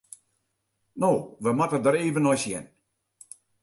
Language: Western Frisian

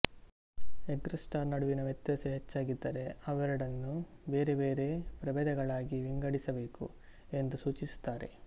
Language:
Kannada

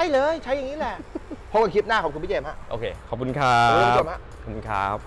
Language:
Thai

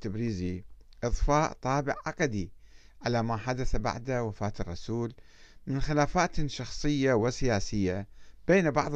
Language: Arabic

